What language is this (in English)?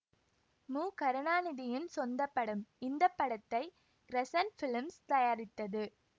Tamil